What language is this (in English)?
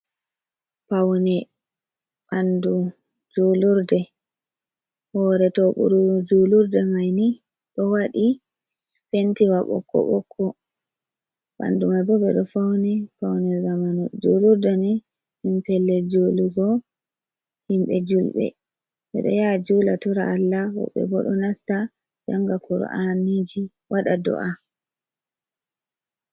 Fula